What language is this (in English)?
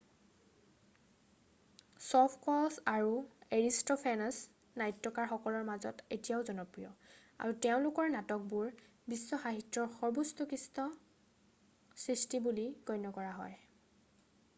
Assamese